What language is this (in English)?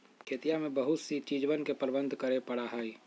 Magahi